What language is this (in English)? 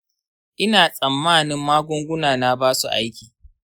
Hausa